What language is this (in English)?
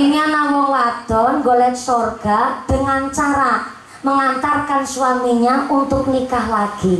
Indonesian